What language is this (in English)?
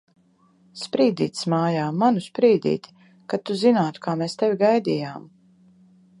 Latvian